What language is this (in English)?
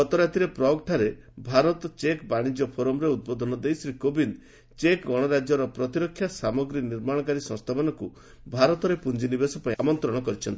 Odia